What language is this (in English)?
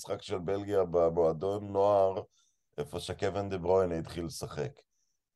Hebrew